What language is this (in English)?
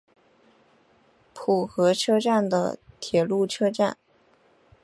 Chinese